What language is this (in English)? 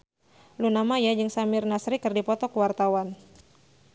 Sundanese